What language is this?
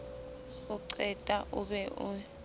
Southern Sotho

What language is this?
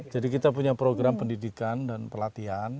Indonesian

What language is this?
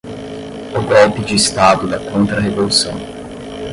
Portuguese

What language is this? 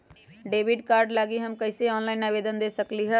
Magahi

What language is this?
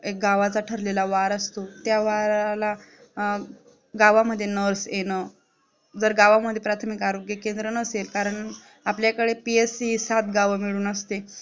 Marathi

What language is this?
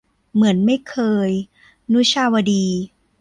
Thai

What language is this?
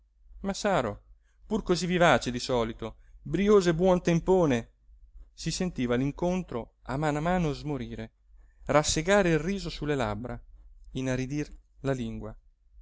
Italian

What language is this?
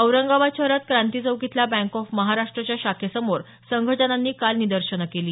Marathi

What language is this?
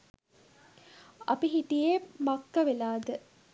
Sinhala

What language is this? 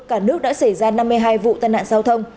Vietnamese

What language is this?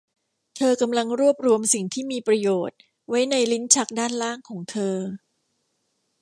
Thai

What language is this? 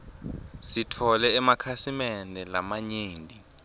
Swati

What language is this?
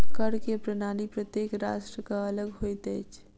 Maithili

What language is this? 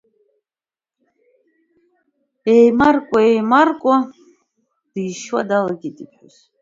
Abkhazian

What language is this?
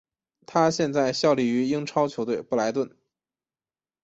Chinese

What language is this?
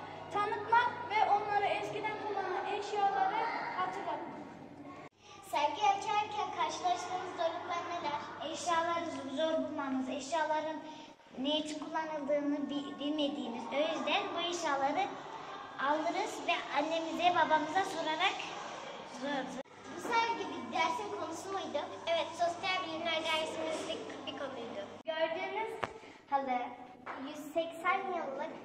Turkish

